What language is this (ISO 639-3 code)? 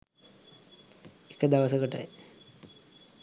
sin